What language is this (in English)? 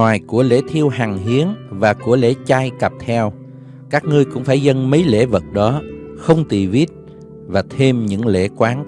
Vietnamese